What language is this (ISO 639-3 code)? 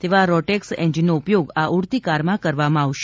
guj